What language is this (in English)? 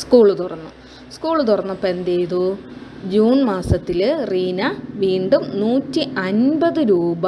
Malayalam